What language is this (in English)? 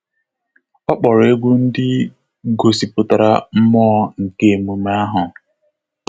Igbo